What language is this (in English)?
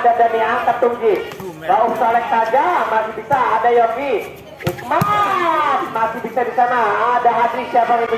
Indonesian